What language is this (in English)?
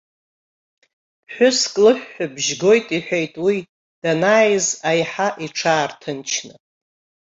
Abkhazian